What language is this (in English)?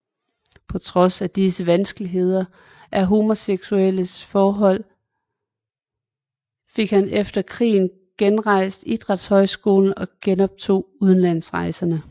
Danish